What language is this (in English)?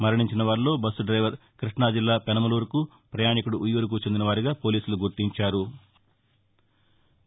Telugu